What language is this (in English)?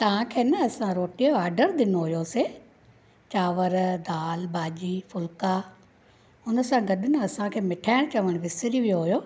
Sindhi